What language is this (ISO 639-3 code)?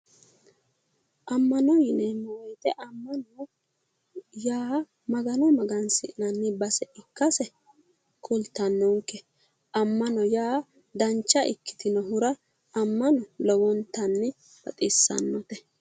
sid